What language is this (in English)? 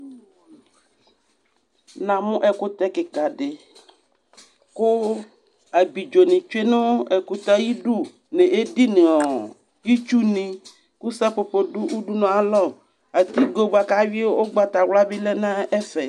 Ikposo